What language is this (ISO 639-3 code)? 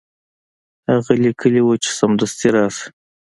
pus